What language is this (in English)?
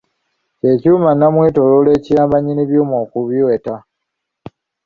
Ganda